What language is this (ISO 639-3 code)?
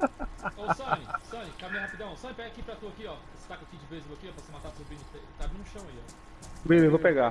por